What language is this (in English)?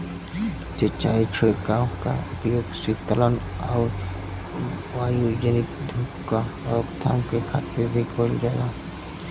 Bhojpuri